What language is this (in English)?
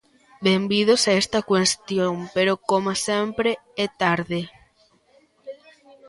Galician